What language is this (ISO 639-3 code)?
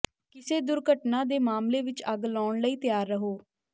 pan